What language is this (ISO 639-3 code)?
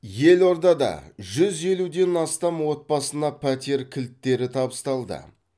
kaz